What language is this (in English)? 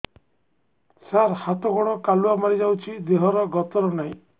Odia